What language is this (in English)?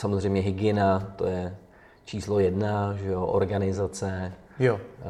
Czech